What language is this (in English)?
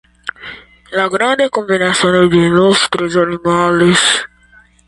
Esperanto